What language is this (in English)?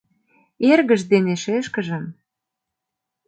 Mari